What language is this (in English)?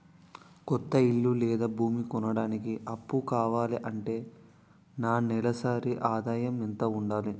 Telugu